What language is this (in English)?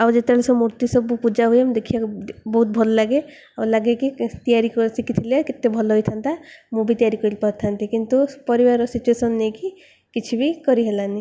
Odia